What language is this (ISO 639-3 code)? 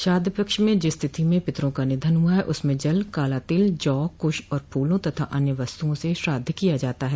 hin